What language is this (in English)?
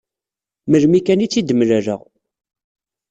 Kabyle